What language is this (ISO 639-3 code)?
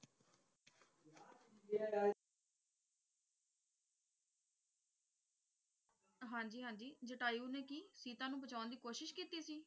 pan